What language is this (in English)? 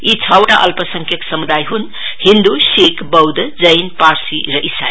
Nepali